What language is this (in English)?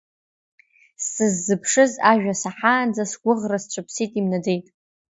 Abkhazian